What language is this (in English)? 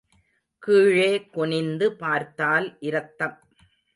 Tamil